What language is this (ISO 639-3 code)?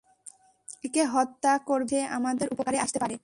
ben